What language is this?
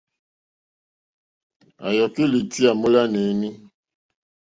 Mokpwe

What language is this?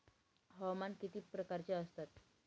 Marathi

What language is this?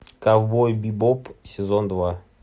Russian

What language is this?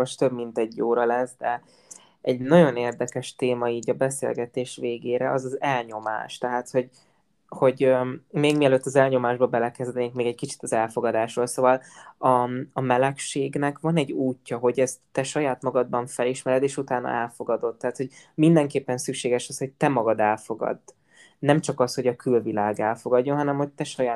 Hungarian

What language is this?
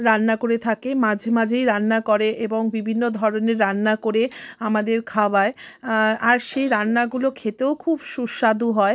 Bangla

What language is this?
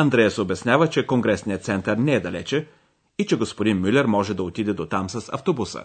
Bulgarian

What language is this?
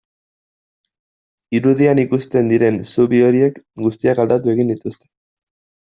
Basque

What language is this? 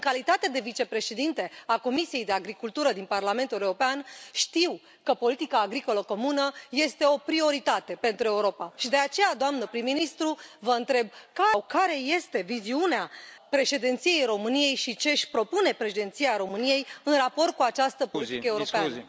Romanian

